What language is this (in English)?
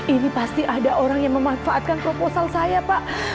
Indonesian